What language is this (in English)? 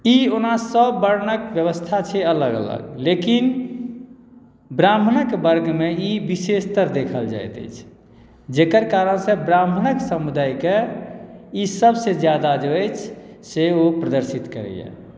Maithili